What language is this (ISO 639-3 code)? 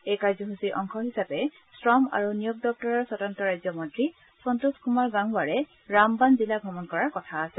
asm